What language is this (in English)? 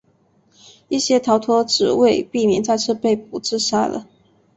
Chinese